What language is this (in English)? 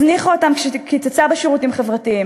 Hebrew